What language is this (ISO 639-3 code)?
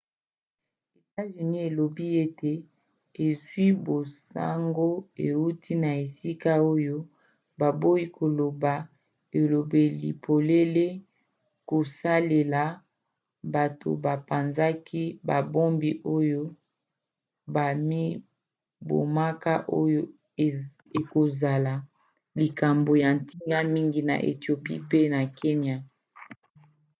lin